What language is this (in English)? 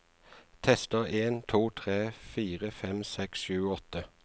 Norwegian